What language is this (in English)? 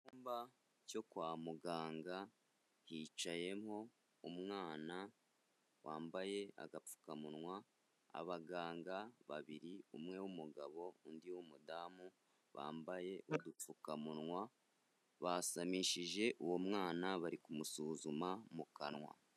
Kinyarwanda